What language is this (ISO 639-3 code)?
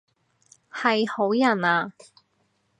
yue